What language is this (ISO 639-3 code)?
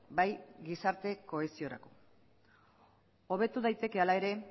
eus